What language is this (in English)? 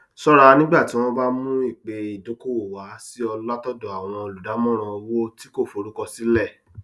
Yoruba